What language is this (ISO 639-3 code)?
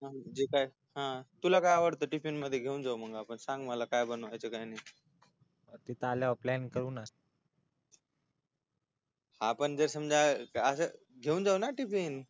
mar